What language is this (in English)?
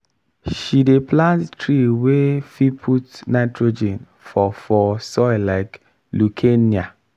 Nigerian Pidgin